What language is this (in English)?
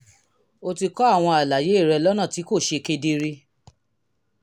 Yoruba